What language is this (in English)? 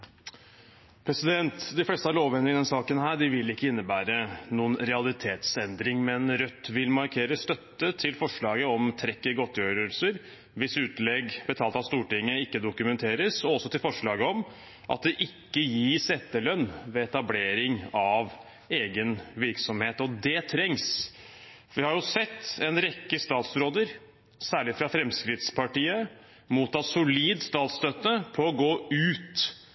Norwegian Bokmål